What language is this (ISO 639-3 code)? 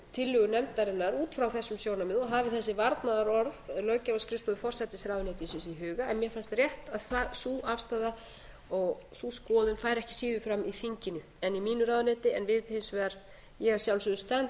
isl